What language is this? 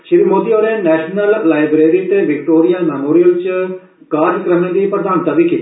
Dogri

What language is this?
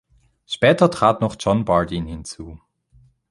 German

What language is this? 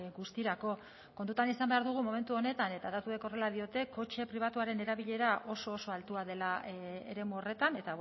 Basque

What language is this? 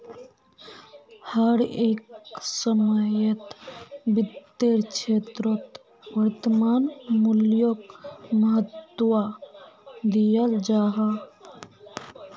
Magahi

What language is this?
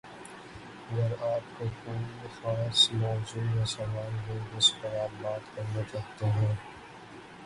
Urdu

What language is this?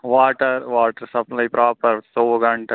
Kashmiri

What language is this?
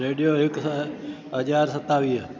Sindhi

